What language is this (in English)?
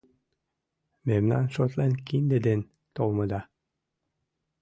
Mari